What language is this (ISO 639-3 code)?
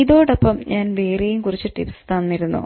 mal